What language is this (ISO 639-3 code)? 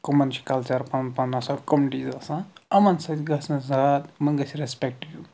kas